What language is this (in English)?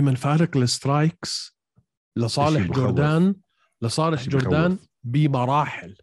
Arabic